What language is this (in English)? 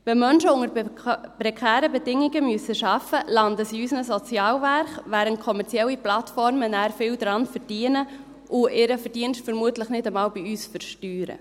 Swiss German